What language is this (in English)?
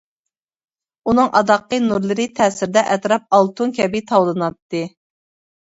Uyghur